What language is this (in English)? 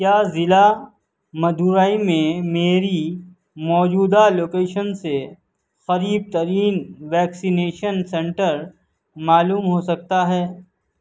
Urdu